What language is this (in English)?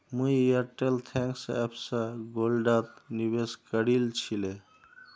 Magahi